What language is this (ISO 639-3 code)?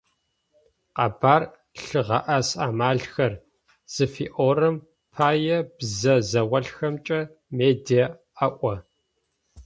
ady